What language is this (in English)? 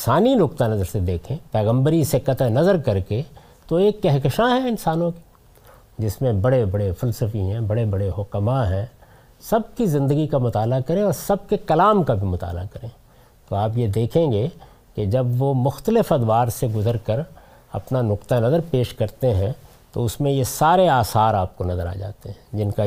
Urdu